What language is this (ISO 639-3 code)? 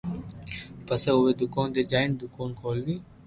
lrk